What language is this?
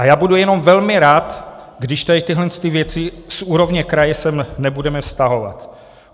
Czech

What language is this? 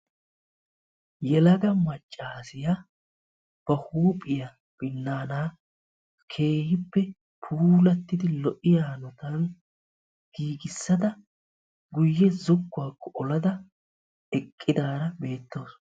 Wolaytta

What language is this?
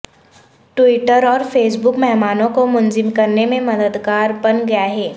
Urdu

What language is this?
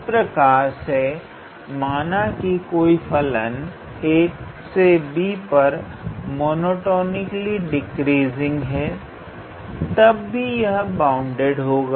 Hindi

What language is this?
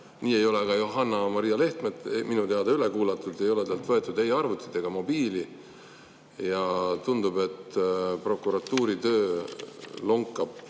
Estonian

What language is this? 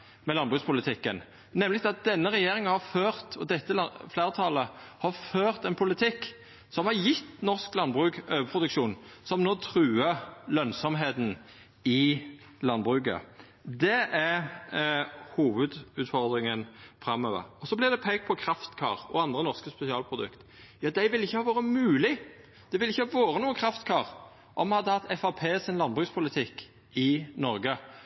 Norwegian Nynorsk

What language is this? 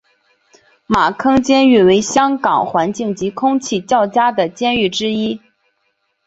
Chinese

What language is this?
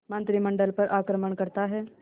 Hindi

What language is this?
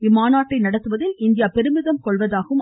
Tamil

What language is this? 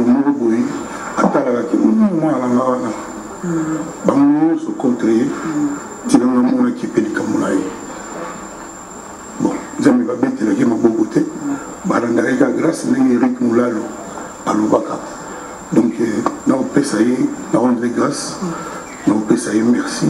French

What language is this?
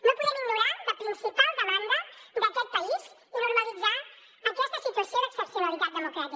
Catalan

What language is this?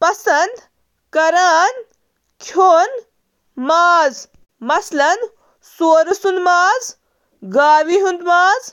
Kashmiri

